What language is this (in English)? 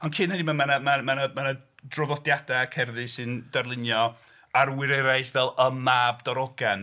Welsh